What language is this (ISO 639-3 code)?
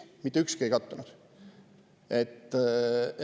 est